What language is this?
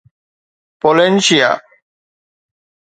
Sindhi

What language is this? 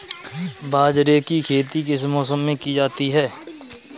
Hindi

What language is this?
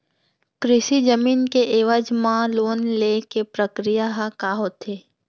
Chhattisgarhi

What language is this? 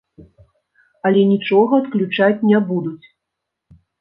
Belarusian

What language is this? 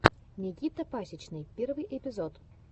Russian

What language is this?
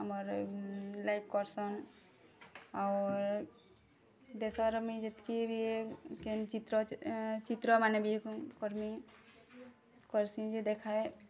Odia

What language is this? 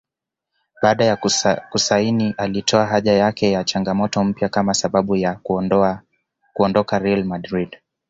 Swahili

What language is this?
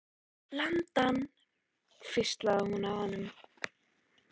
Icelandic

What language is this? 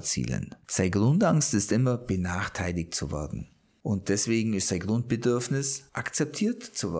German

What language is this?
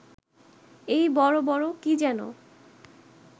Bangla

